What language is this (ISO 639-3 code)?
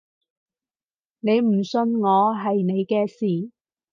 yue